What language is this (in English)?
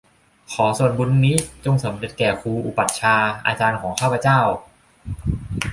Thai